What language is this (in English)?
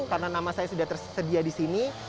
Indonesian